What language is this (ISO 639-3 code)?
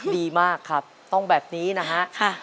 tha